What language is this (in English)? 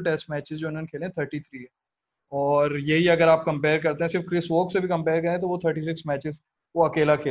Urdu